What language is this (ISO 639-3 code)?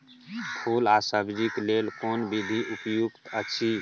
mai